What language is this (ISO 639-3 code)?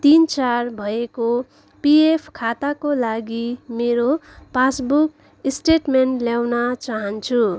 nep